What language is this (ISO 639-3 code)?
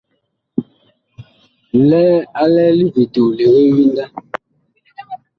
bkh